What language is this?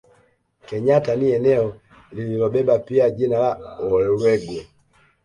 Swahili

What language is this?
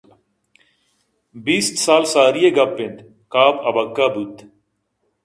Eastern Balochi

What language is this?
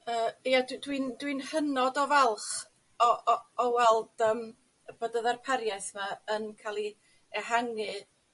Welsh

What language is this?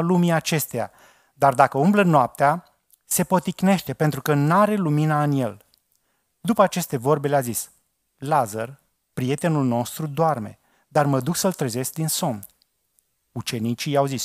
Romanian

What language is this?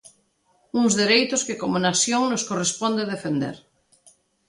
Galician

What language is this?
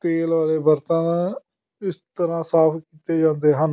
Punjabi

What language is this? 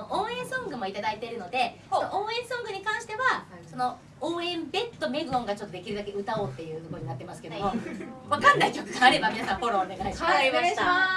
Japanese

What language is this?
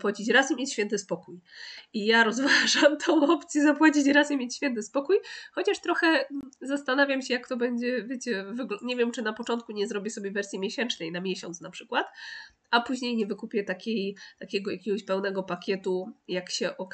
Polish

